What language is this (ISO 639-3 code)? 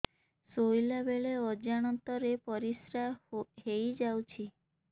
ori